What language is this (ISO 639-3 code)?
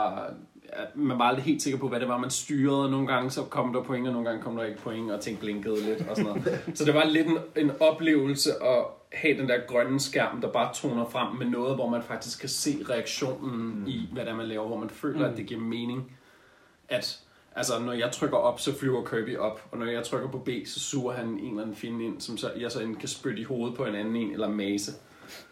dan